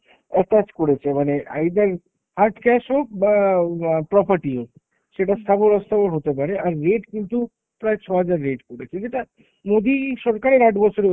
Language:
Bangla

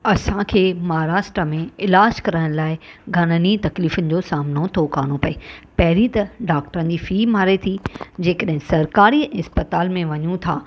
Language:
Sindhi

